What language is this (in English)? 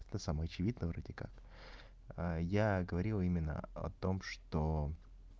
Russian